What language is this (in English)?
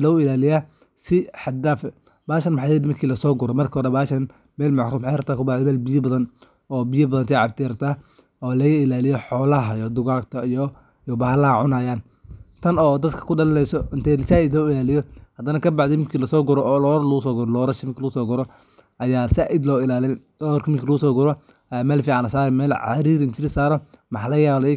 Somali